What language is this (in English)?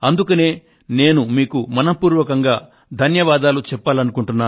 Telugu